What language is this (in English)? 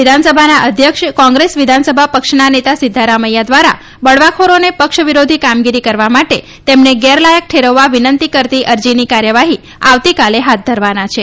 Gujarati